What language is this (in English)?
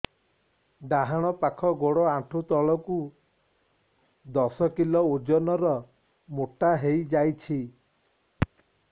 Odia